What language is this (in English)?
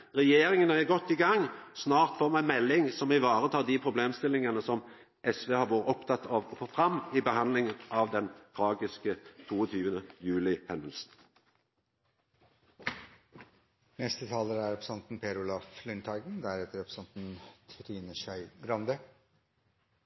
Norwegian Nynorsk